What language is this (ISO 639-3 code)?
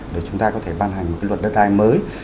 vie